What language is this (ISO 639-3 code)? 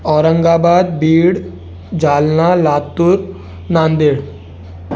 snd